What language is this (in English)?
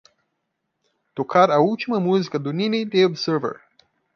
Portuguese